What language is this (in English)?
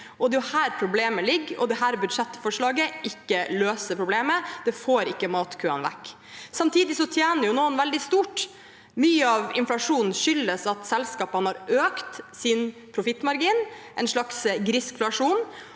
Norwegian